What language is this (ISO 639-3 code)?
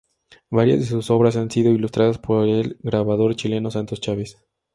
spa